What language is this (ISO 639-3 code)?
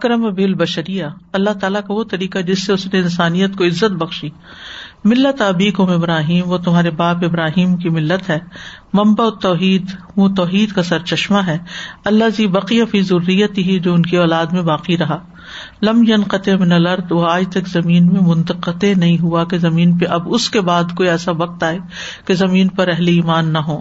urd